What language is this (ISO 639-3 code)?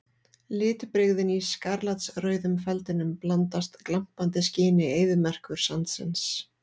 isl